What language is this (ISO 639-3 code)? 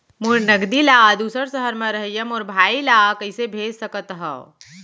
hne